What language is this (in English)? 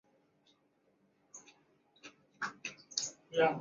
Chinese